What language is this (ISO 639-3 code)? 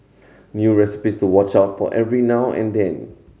eng